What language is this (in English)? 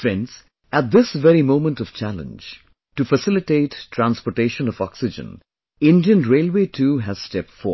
English